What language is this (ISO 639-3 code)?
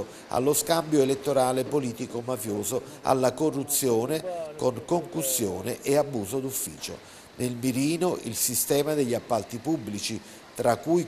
ita